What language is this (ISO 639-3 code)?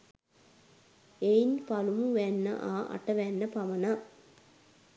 sin